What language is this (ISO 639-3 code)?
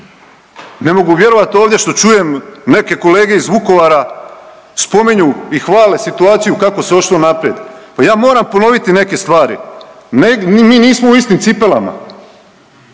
hrv